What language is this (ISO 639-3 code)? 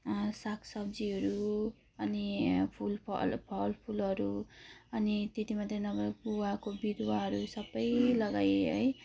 nep